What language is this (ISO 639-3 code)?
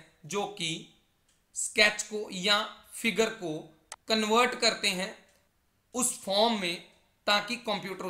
hin